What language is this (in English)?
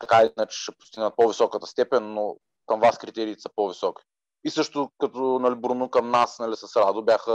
Bulgarian